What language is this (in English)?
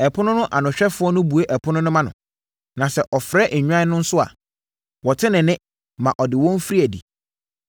Akan